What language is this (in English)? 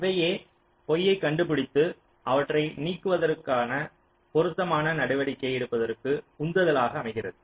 Tamil